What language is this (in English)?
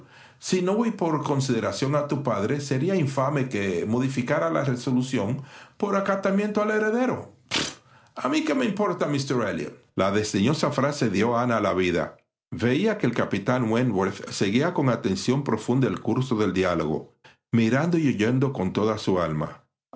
Spanish